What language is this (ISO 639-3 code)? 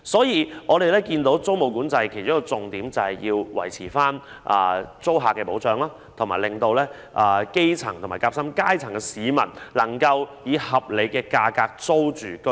yue